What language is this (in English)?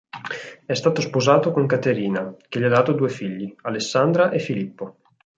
Italian